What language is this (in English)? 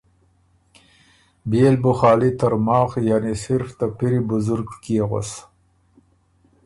Ormuri